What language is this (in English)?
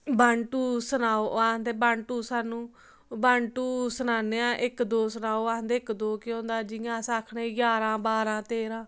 Dogri